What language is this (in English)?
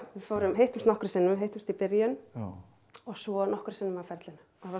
Icelandic